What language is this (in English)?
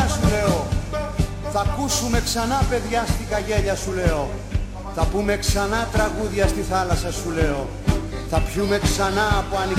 Greek